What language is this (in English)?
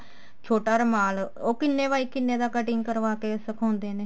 Punjabi